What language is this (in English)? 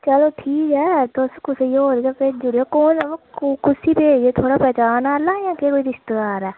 Dogri